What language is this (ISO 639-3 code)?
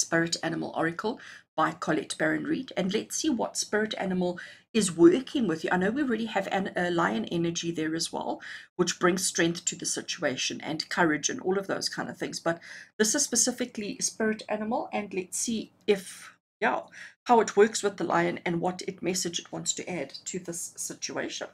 eng